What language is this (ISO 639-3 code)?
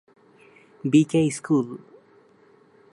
ben